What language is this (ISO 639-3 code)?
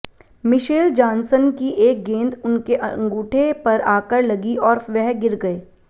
hin